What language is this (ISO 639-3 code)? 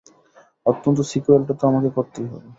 ben